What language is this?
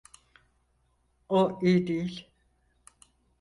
Turkish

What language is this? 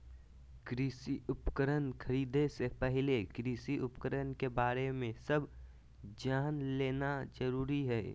Magahi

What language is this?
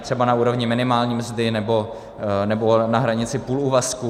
Czech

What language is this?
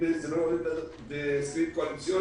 Hebrew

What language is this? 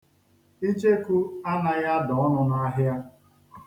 Igbo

